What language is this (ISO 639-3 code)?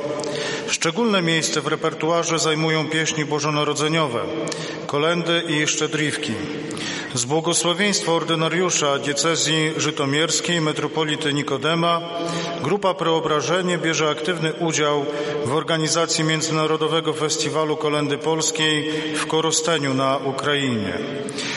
pol